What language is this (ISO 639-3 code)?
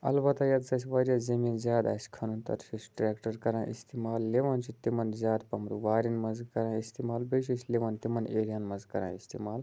kas